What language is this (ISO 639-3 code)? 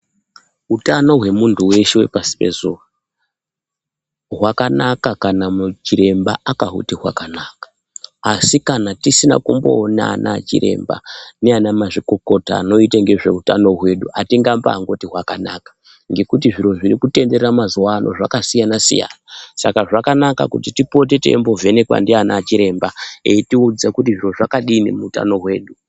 ndc